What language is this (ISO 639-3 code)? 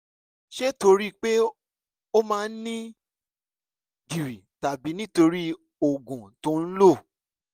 yor